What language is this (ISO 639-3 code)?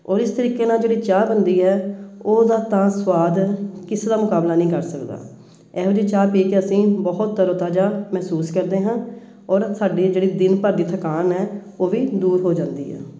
pan